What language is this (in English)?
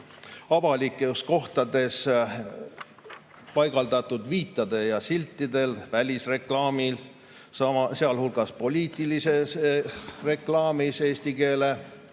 Estonian